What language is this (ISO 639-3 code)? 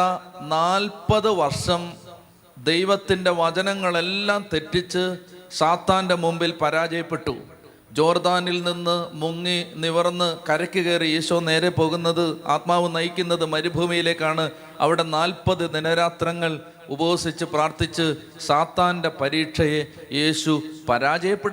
mal